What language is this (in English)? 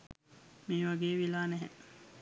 Sinhala